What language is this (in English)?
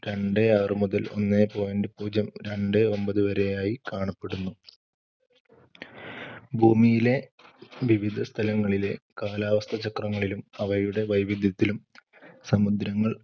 Malayalam